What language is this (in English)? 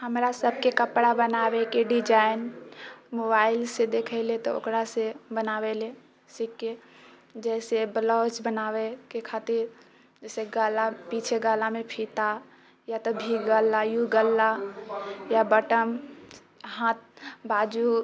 Maithili